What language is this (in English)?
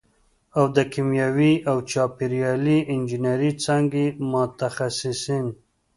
Pashto